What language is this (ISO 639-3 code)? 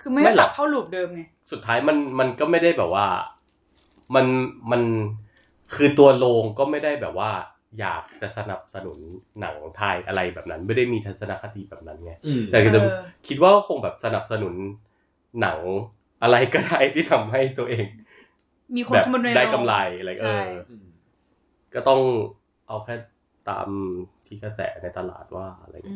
tha